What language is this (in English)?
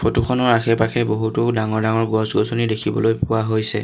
Assamese